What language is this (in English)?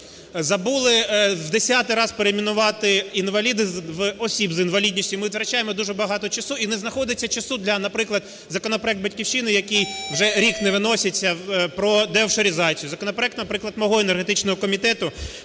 Ukrainian